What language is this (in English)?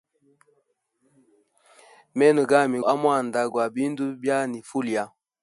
Hemba